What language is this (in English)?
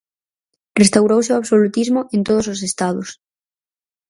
Galician